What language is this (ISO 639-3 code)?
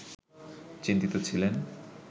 ben